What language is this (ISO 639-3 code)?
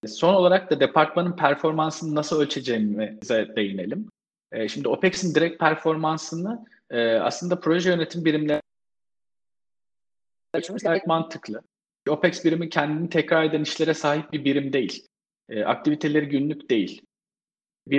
tur